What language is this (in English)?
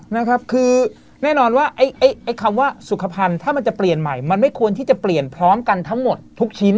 Thai